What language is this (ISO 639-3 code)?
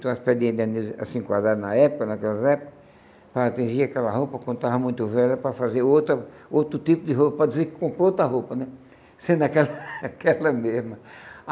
por